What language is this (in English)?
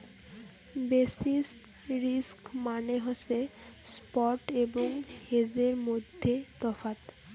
Bangla